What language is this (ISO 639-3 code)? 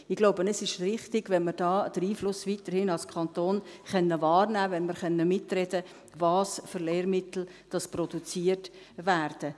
gsw